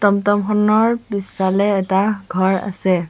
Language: Assamese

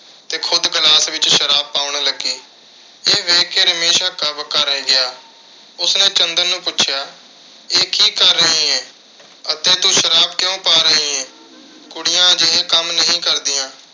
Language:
Punjabi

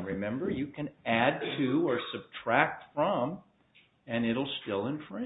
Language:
English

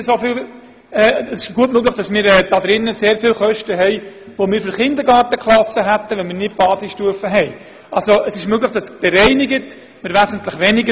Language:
Swiss German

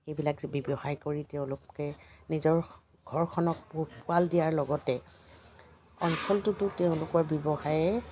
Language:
Assamese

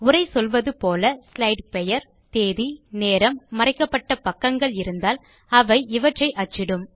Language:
Tamil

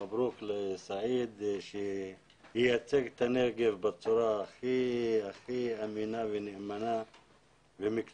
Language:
Hebrew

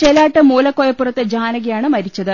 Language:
Malayalam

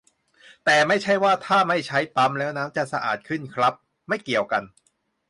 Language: Thai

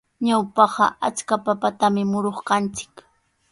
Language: Sihuas Ancash Quechua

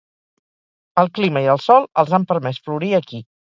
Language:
Catalan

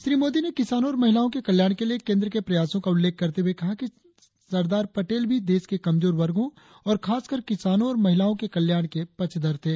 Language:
Hindi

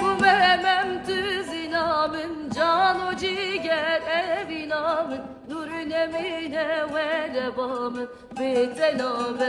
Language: Turkish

